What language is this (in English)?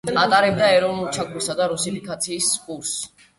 Georgian